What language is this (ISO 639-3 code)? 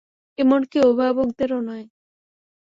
ben